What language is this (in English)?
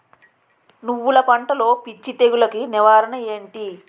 Telugu